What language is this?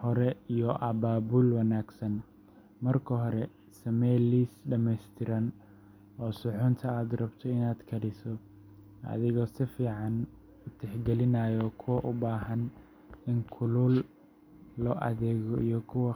Somali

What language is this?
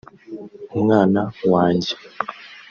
Kinyarwanda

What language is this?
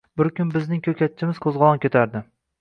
Uzbek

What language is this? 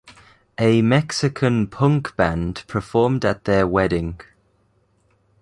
English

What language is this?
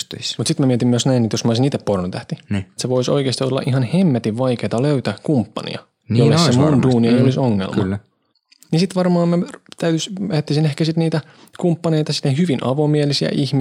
Finnish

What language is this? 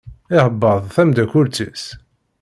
Kabyle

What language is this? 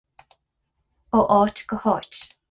Irish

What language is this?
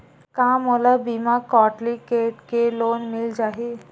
Chhattisgarhi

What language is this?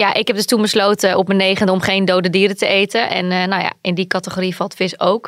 Dutch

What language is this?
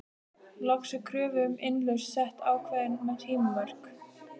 Icelandic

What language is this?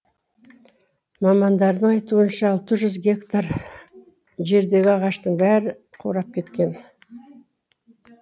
Kazakh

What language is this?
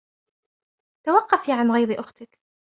Arabic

